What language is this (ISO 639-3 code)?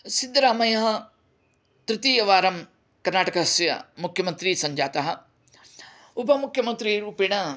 san